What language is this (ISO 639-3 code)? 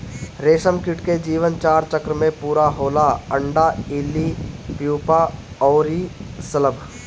bho